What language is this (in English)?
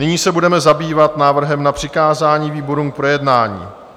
Czech